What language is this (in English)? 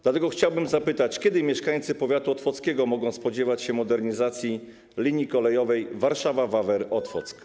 Polish